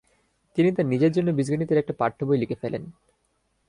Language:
Bangla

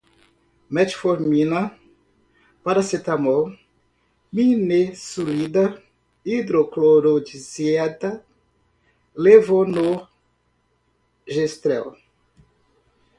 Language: Portuguese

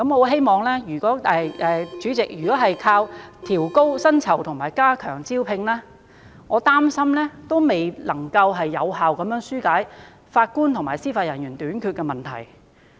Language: Cantonese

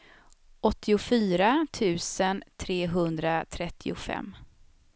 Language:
Swedish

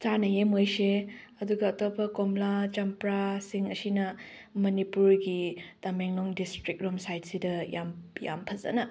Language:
Manipuri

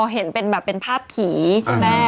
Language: Thai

